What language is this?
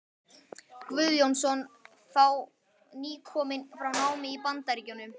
Icelandic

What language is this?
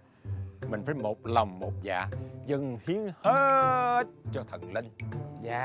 Vietnamese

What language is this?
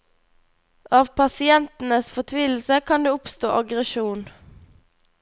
Norwegian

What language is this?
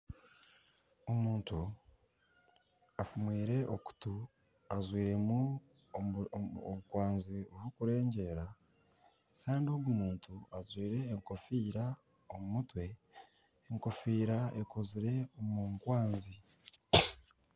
Nyankole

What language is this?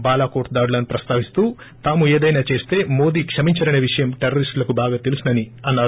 Telugu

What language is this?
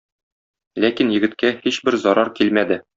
Tatar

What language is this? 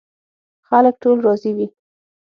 Pashto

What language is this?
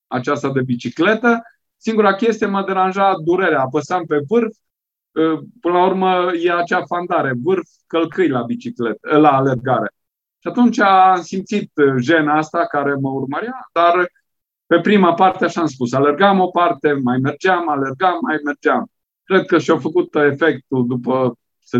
Romanian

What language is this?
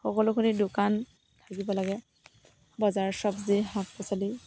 Assamese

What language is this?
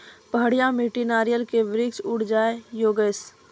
Maithili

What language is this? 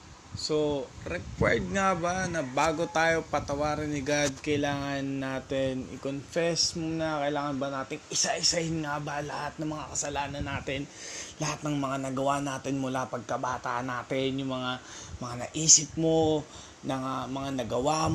Filipino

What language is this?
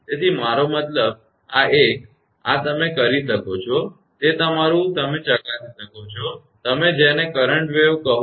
Gujarati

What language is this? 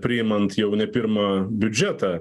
Lithuanian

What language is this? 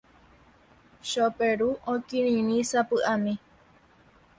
Guarani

